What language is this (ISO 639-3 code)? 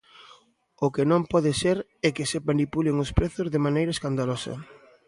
glg